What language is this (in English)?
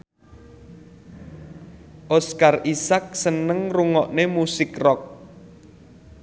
Javanese